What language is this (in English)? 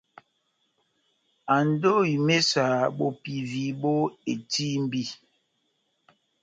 Batanga